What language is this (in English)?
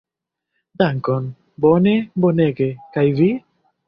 Esperanto